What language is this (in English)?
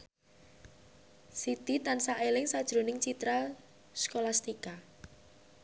Javanese